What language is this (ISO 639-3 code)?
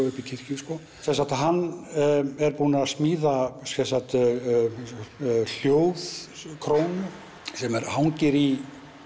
isl